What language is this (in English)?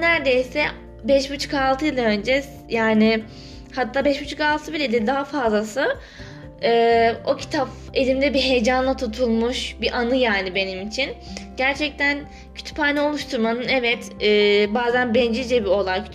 Turkish